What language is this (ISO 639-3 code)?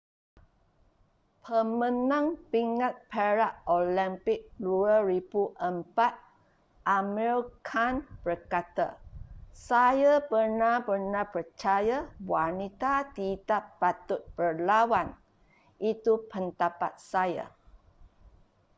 msa